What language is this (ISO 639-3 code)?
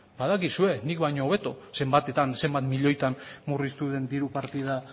eus